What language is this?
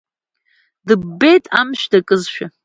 Abkhazian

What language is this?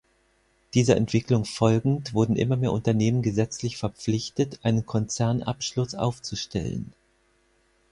German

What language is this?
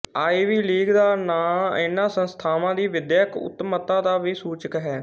Punjabi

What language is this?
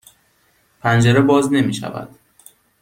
Persian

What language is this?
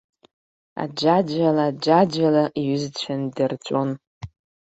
Abkhazian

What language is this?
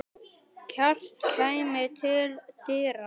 Icelandic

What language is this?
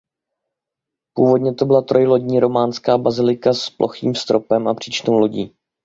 Czech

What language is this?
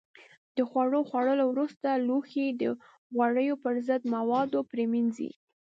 Pashto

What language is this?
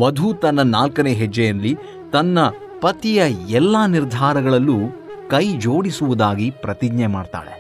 Kannada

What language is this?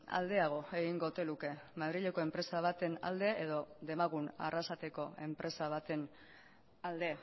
Basque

